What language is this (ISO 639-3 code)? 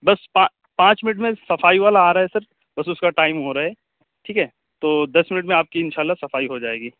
urd